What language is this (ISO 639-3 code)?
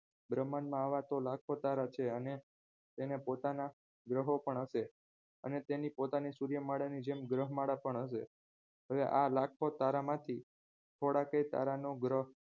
guj